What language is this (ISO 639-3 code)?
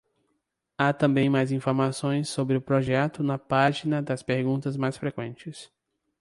por